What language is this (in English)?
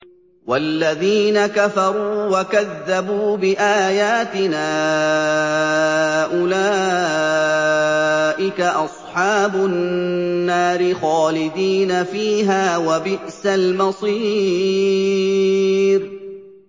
Arabic